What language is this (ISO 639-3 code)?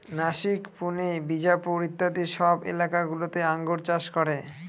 ben